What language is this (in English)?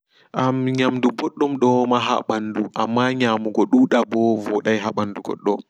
Fula